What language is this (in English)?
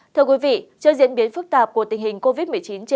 Vietnamese